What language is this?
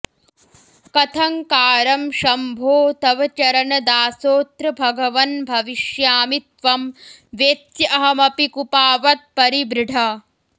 Sanskrit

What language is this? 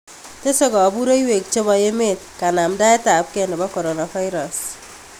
Kalenjin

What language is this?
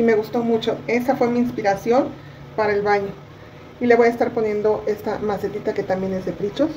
Spanish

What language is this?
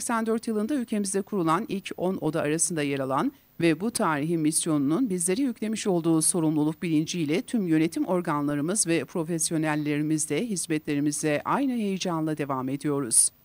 Turkish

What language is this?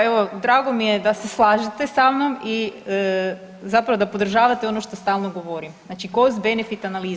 Croatian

